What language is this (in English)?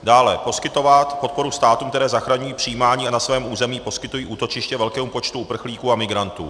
Czech